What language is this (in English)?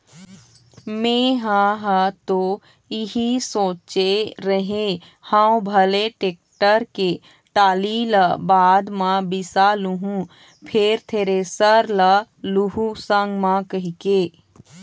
Chhattisgarhi